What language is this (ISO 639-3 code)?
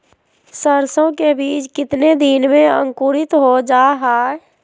mag